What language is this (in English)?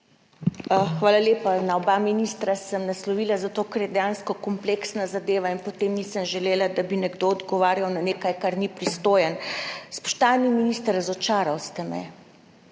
Slovenian